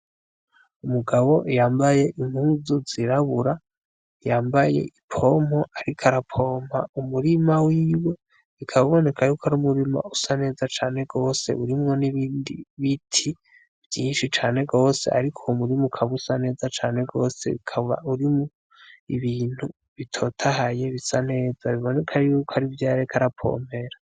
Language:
Rundi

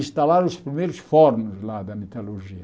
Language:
Portuguese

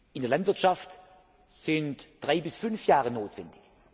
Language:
German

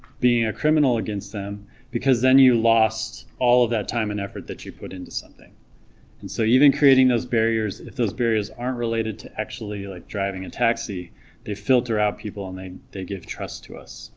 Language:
English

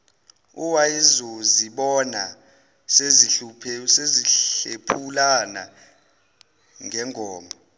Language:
Zulu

